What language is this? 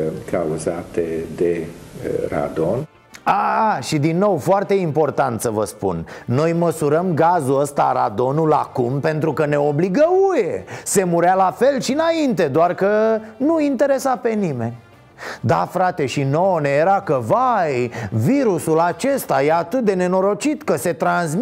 Romanian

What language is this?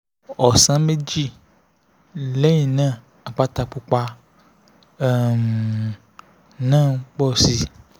Yoruba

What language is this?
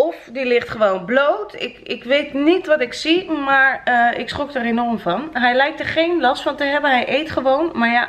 Dutch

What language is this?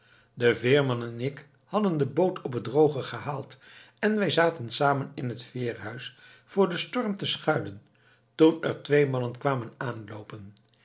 Dutch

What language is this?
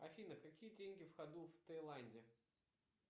Russian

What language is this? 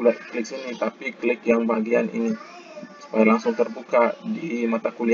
Indonesian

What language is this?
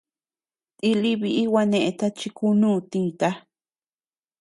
Tepeuxila Cuicatec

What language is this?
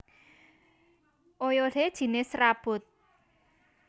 Javanese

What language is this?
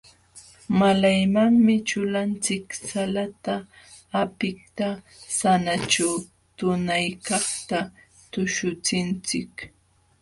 Jauja Wanca Quechua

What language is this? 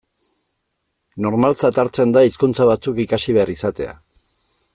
Basque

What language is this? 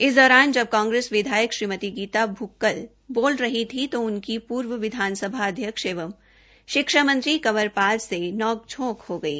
Hindi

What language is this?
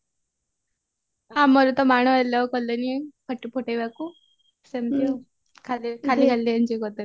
Odia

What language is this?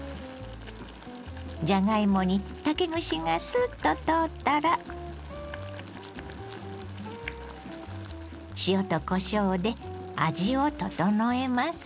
Japanese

